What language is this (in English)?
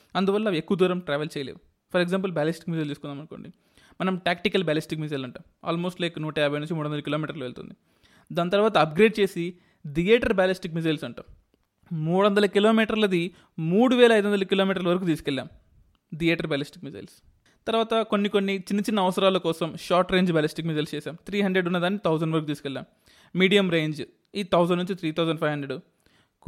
Telugu